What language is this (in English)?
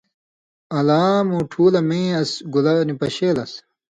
Indus Kohistani